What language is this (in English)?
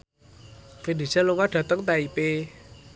Javanese